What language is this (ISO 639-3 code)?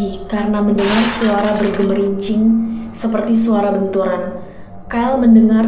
ind